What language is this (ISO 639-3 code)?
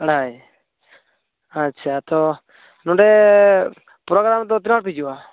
sat